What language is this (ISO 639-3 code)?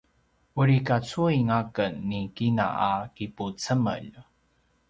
pwn